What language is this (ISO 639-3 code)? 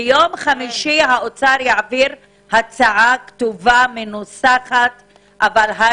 heb